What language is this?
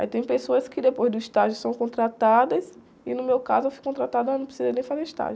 Portuguese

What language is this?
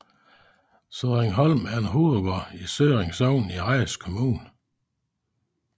Danish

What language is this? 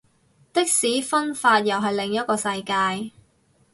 Cantonese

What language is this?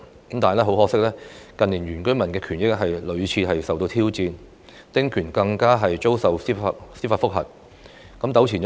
Cantonese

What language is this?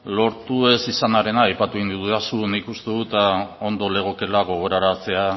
Basque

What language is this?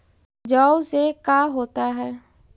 Magahi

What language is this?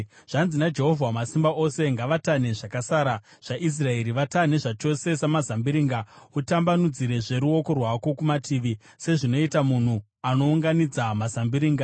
Shona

